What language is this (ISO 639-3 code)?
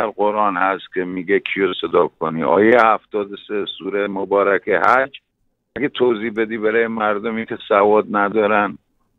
fas